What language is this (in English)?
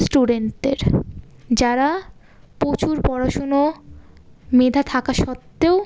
Bangla